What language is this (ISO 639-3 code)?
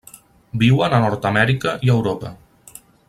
cat